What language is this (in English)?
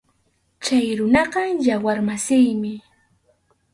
Arequipa-La Unión Quechua